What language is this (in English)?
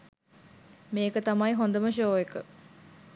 Sinhala